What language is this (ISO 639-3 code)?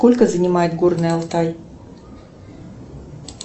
rus